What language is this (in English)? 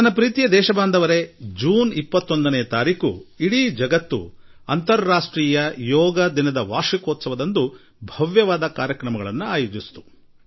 Kannada